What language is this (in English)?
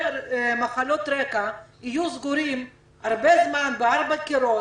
Hebrew